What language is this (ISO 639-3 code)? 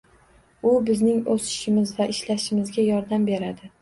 uzb